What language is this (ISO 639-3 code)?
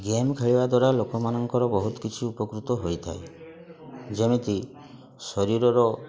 ori